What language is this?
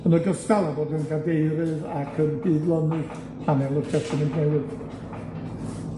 Welsh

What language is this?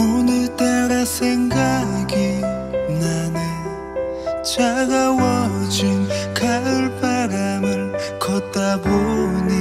Korean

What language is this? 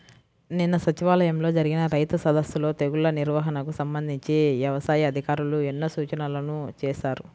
Telugu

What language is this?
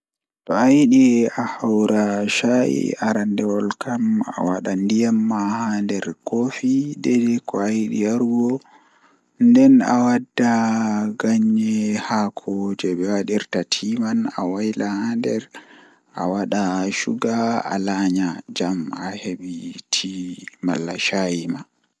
Fula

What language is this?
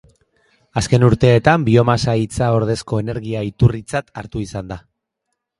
Basque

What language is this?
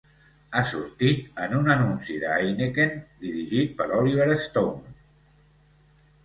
Catalan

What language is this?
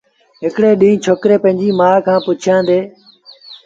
Sindhi Bhil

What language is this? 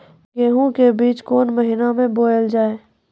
Maithili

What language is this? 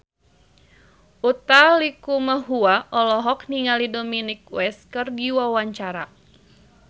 Sundanese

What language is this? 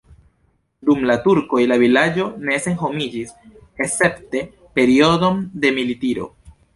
Esperanto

